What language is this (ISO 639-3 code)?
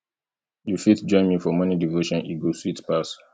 pcm